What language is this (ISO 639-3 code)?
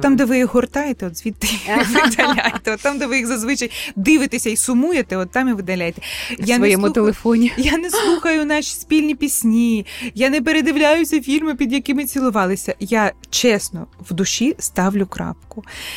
ukr